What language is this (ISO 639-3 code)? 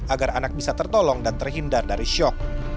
ind